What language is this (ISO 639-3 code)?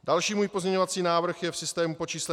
ces